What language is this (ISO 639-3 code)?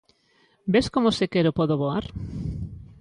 glg